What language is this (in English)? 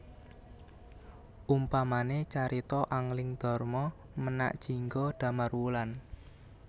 Javanese